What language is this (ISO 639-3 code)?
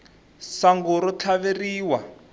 tso